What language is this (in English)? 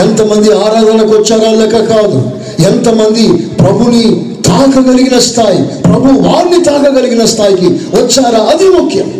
Telugu